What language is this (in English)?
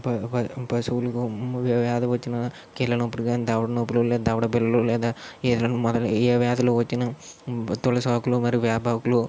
Telugu